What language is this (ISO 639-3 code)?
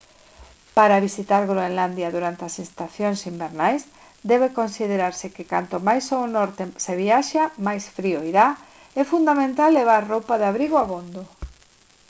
glg